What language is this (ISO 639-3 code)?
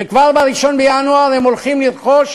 heb